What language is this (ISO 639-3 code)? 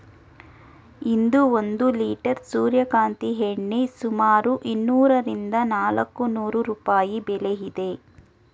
kan